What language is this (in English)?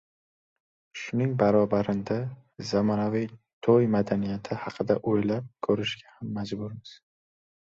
Uzbek